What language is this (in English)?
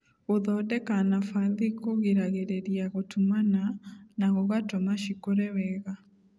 Kikuyu